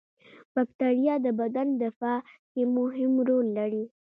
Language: Pashto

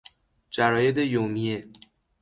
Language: Persian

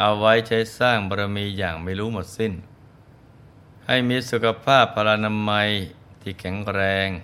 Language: Thai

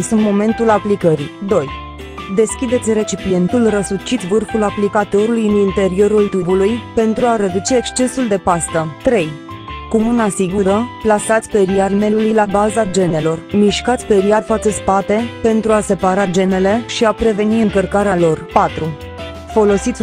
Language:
Romanian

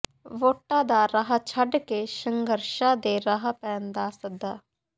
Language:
Punjabi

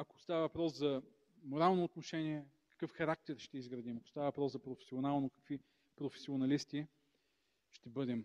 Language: Bulgarian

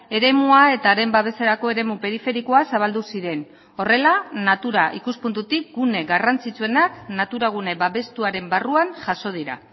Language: Basque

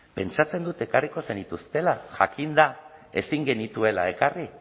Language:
Basque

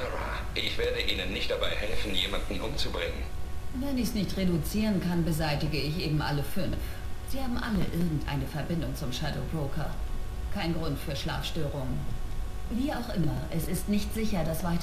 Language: German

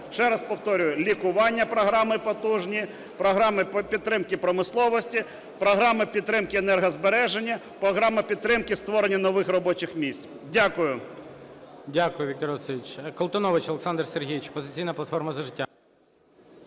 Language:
Ukrainian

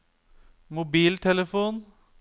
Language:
Norwegian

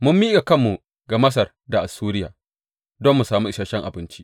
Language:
Hausa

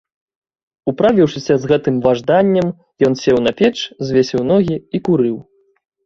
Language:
Belarusian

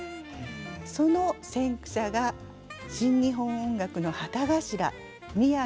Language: Japanese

